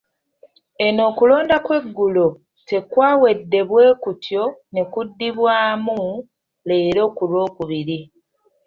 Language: Ganda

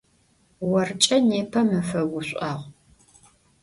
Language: Adyghe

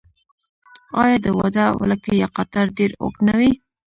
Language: Pashto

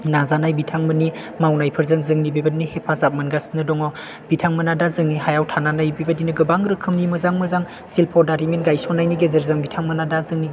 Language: Bodo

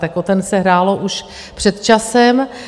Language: Czech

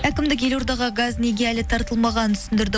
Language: Kazakh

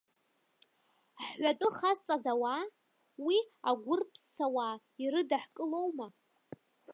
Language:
Abkhazian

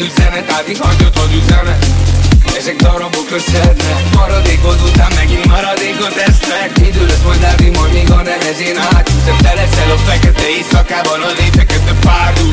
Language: Romanian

